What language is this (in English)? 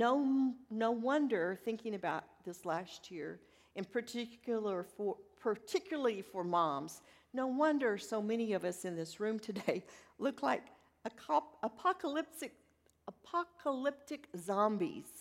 English